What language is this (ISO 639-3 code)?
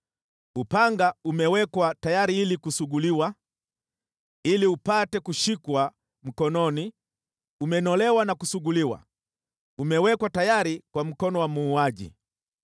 swa